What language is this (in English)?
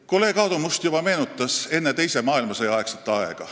Estonian